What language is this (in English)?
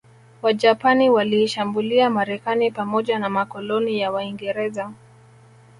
Swahili